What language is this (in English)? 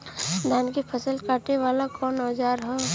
Bhojpuri